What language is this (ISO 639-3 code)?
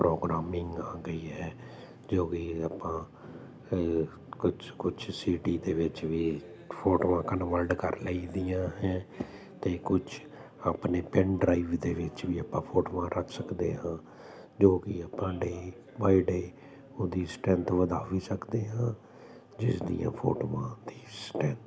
pan